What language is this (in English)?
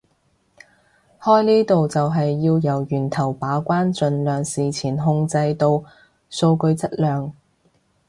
Cantonese